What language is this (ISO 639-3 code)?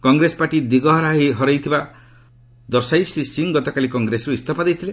ori